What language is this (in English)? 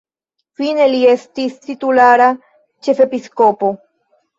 Esperanto